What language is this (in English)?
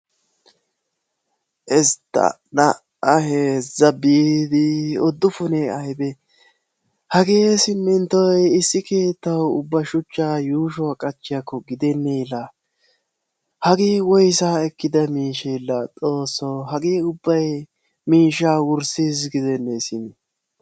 Wolaytta